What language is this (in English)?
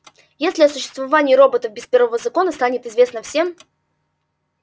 Russian